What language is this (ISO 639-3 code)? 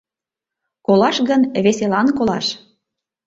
chm